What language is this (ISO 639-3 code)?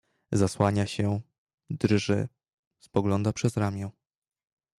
pol